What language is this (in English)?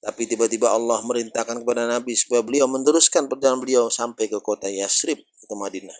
Indonesian